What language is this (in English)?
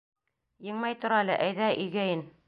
Bashkir